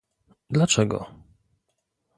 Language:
Polish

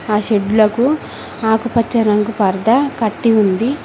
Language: Telugu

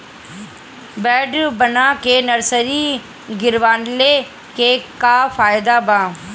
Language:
Bhojpuri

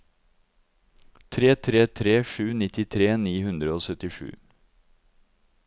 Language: Norwegian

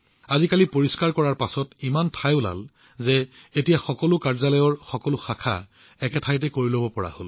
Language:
Assamese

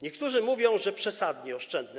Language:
Polish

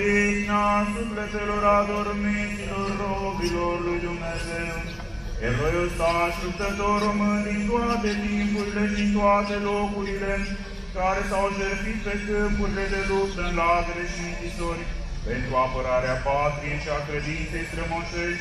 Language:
Romanian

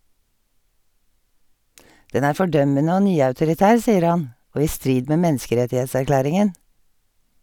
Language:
Norwegian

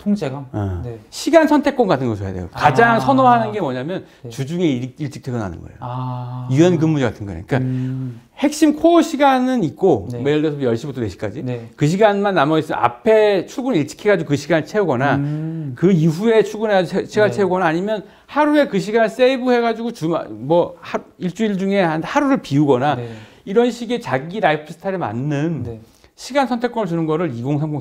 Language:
Korean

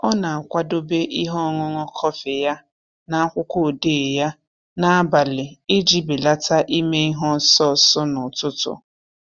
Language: Igbo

